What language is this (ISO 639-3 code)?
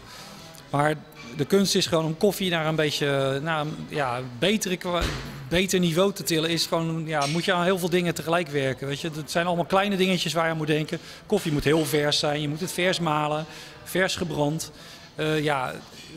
nld